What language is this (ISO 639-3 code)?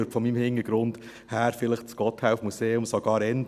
gsw